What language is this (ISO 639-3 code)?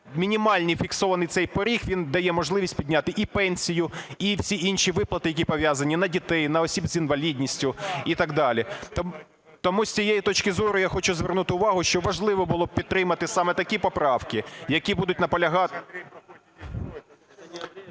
ukr